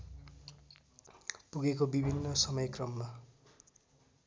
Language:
Nepali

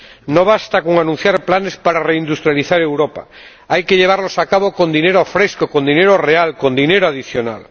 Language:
Spanish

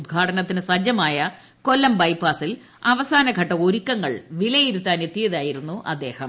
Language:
Malayalam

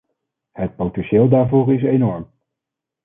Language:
Dutch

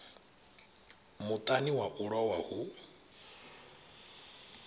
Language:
Venda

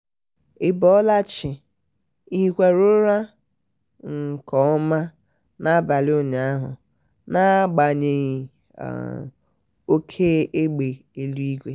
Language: Igbo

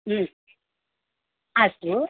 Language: Sanskrit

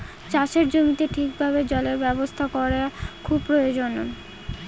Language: Bangla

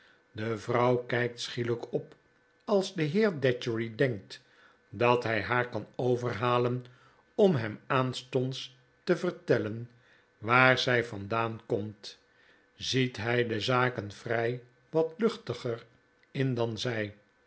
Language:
Dutch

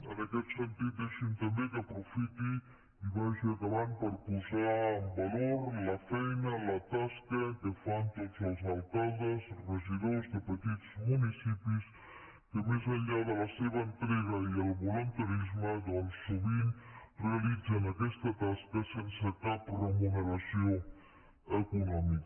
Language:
Catalan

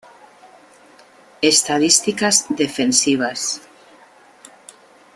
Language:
Spanish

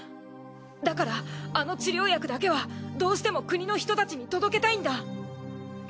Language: Japanese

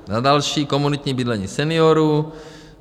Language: Czech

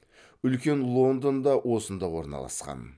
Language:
Kazakh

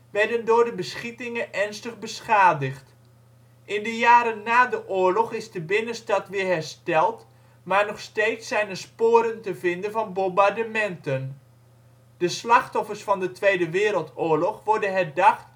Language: Dutch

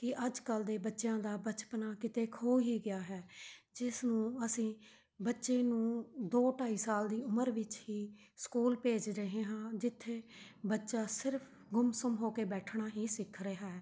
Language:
Punjabi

